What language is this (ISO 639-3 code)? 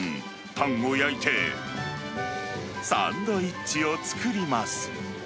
jpn